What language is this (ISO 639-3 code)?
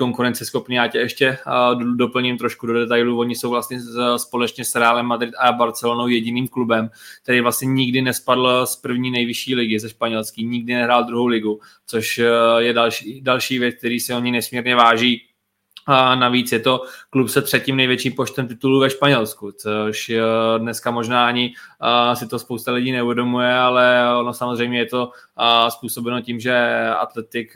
ces